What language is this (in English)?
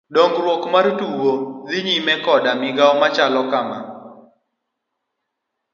Luo (Kenya and Tanzania)